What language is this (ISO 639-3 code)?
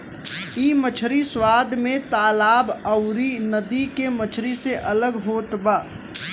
bho